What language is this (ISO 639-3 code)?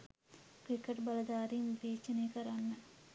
sin